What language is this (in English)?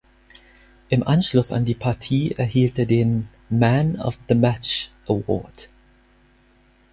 German